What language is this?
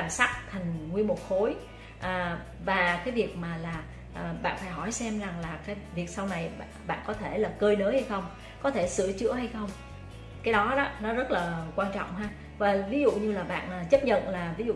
Vietnamese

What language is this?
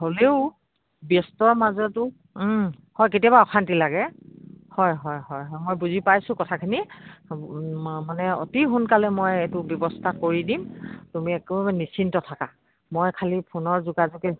Assamese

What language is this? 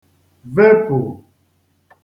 Igbo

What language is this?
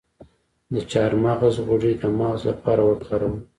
Pashto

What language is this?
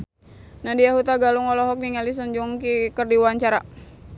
Sundanese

